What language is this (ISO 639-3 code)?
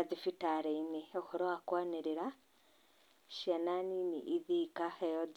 kik